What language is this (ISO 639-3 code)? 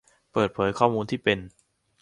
tha